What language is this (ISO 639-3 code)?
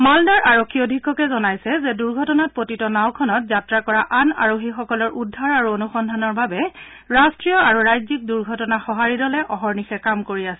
asm